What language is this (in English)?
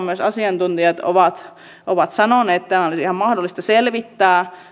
Finnish